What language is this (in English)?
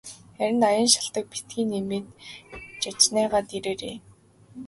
Mongolian